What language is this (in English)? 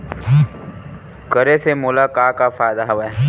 Chhattisgarhi